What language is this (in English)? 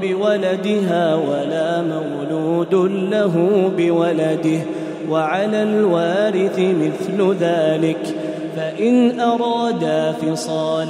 Arabic